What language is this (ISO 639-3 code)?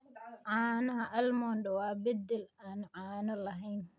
som